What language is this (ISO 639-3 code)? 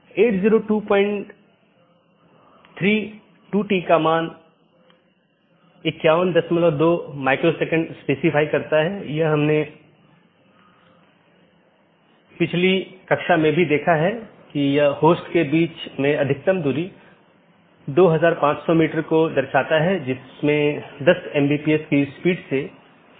hin